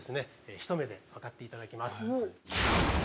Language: Japanese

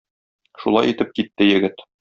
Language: Tatar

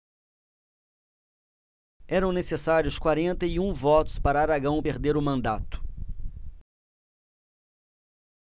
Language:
Portuguese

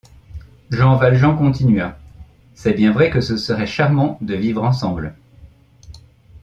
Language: French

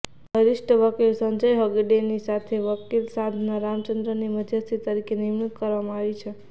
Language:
Gujarati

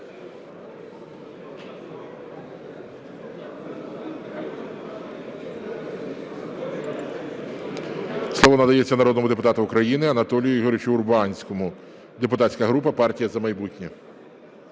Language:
Ukrainian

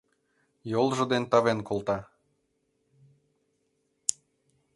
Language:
Mari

